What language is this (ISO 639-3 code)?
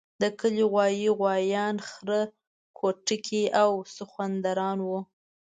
pus